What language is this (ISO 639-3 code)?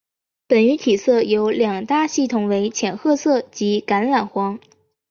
zho